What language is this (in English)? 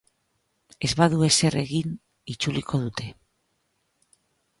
Basque